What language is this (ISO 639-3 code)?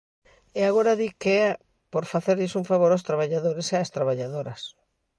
glg